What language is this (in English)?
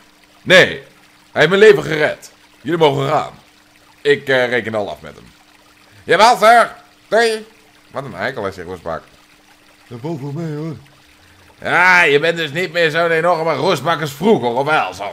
Dutch